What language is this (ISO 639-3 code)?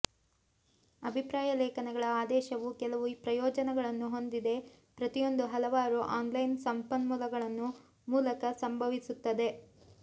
kan